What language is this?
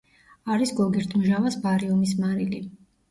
Georgian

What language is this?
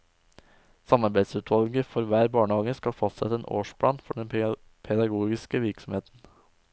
Norwegian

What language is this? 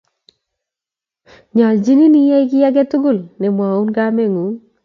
Kalenjin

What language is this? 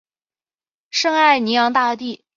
Chinese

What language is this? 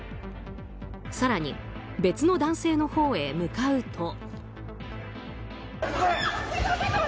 Japanese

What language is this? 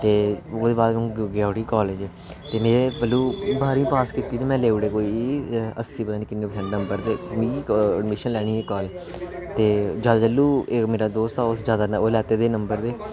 Dogri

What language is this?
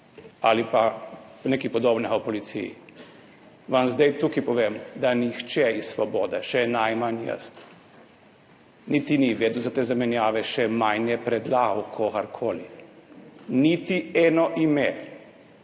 Slovenian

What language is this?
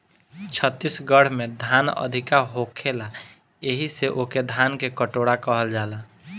Bhojpuri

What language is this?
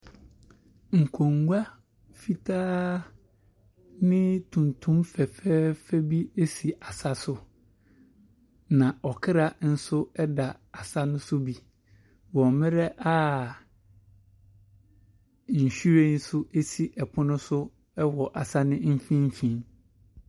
Akan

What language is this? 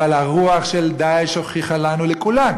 Hebrew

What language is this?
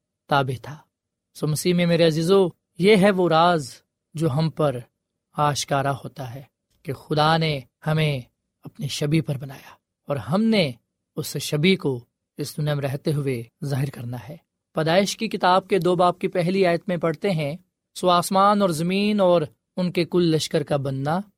Urdu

